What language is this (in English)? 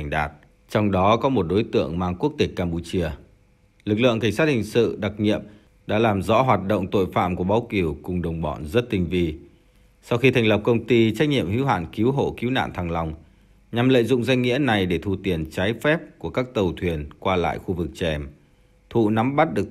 Vietnamese